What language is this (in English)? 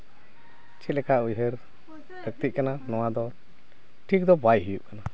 Santali